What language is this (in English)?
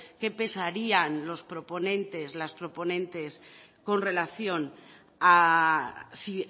Spanish